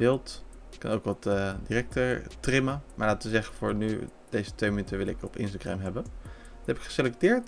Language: Dutch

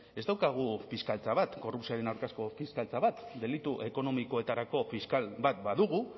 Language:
Basque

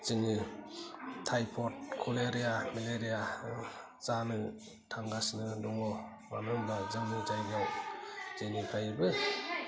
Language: Bodo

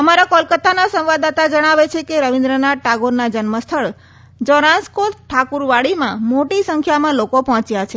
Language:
Gujarati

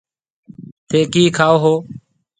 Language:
Marwari (Pakistan)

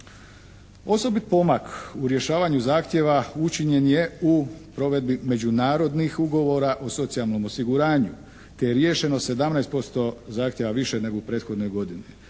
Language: Croatian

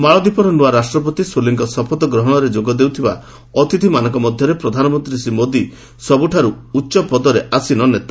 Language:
Odia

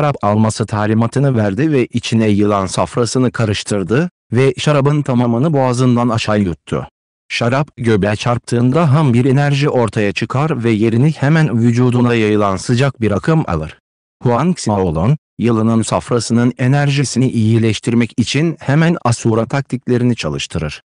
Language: Turkish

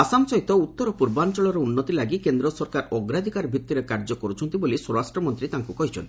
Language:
Odia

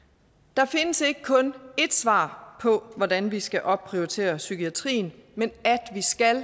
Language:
Danish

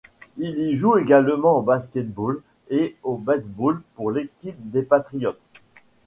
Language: French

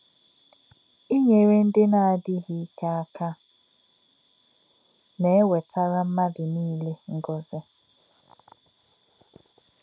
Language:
Igbo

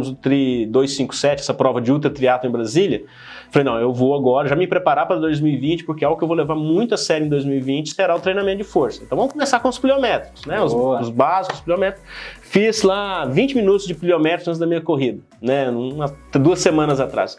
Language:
Portuguese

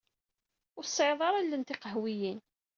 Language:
Kabyle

